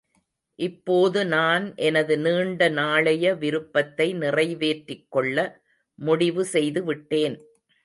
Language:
Tamil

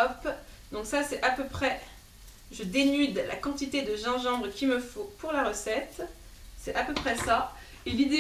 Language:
French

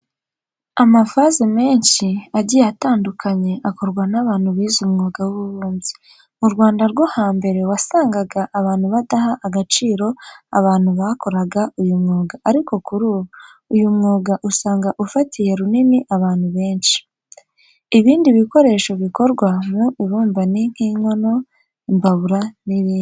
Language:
Kinyarwanda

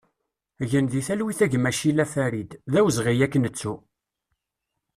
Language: Kabyle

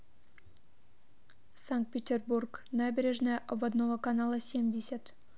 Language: Russian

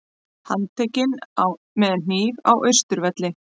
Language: Icelandic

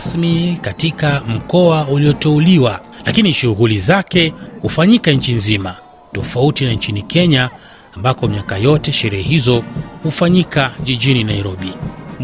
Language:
Swahili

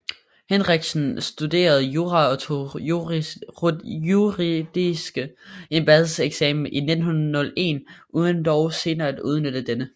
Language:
Danish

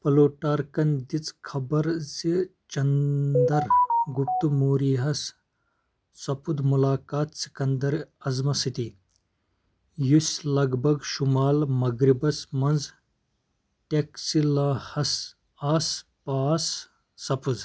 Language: Kashmiri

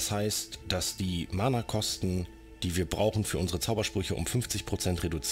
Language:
German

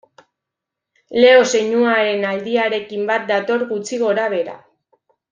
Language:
Basque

